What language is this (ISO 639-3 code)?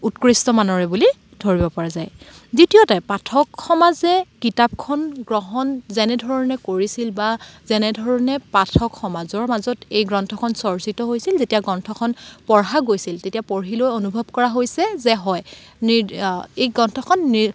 asm